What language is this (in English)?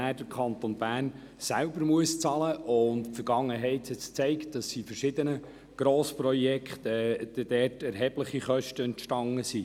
Swiss German